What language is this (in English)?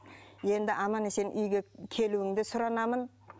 Kazakh